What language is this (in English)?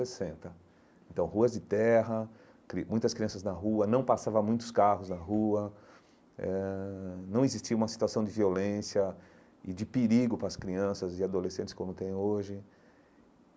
Portuguese